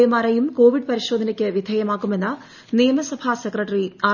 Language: Malayalam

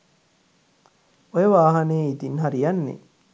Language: Sinhala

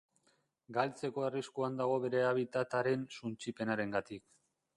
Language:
Basque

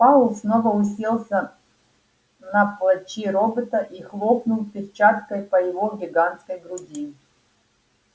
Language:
Russian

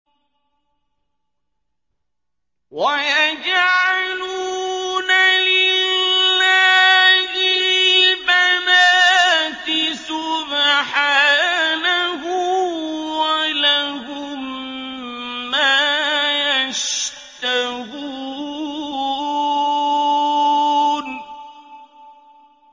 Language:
Arabic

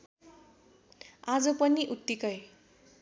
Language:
Nepali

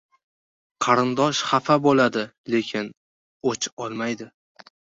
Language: Uzbek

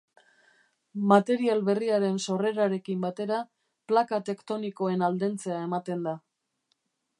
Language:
Basque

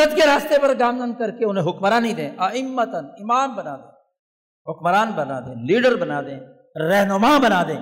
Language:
Urdu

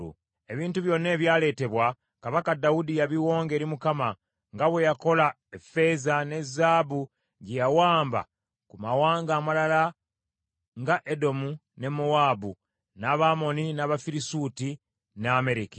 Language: Ganda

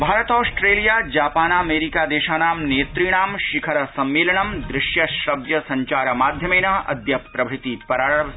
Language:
Sanskrit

